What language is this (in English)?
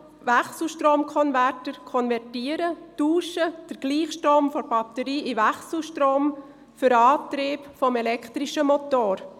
Swiss German